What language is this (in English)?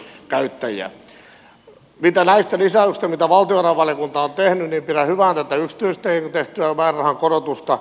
Finnish